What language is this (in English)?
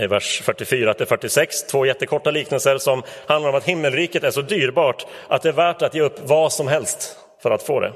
Swedish